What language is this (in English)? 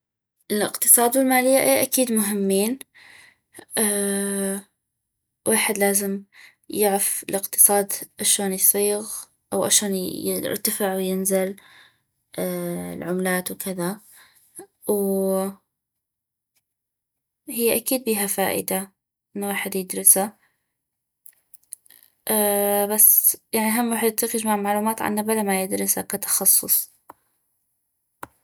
North Mesopotamian Arabic